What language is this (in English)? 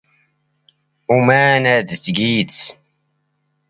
Standard Moroccan Tamazight